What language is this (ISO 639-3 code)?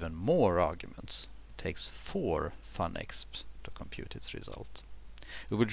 eng